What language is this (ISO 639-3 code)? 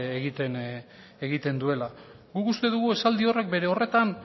eus